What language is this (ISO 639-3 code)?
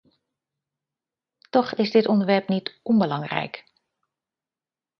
nld